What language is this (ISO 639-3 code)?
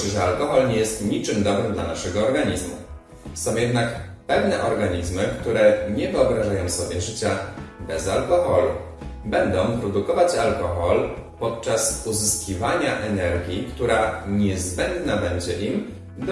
pol